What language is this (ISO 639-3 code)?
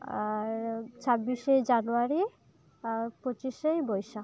sat